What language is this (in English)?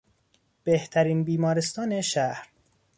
Persian